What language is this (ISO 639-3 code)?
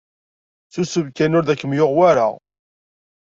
kab